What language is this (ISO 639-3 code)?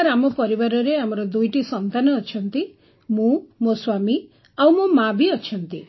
ori